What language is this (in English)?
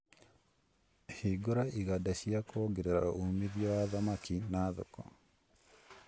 Kikuyu